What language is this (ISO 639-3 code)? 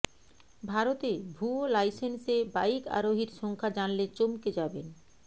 ben